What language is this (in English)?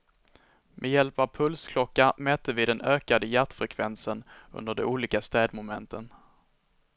Swedish